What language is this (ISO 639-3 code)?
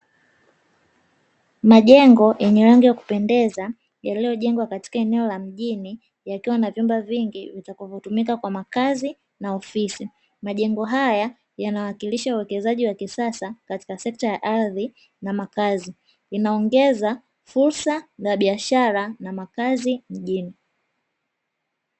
swa